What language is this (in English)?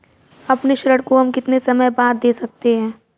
Hindi